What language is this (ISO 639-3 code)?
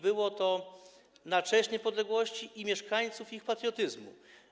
pol